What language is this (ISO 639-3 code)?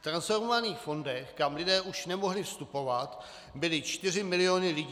ces